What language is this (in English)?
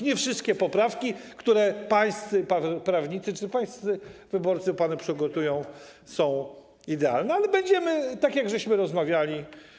Polish